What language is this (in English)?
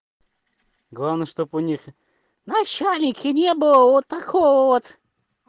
Russian